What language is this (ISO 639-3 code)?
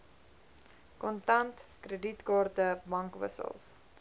afr